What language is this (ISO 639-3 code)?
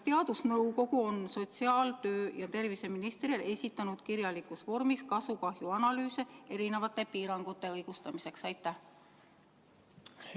est